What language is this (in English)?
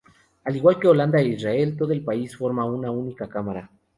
Spanish